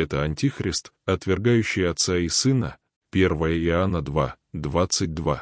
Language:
Russian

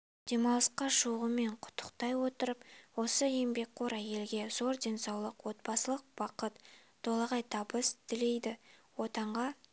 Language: Kazakh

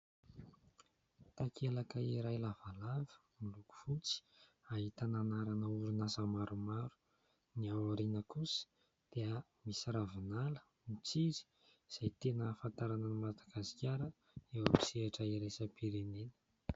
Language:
Malagasy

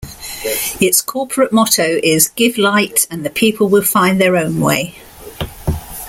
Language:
English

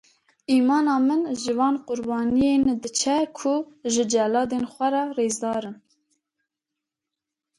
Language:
Kurdish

